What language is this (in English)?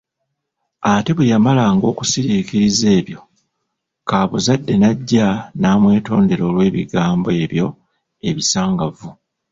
Ganda